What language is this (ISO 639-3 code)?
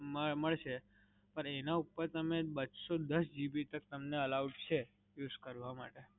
guj